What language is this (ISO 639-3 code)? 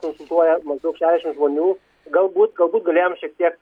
lit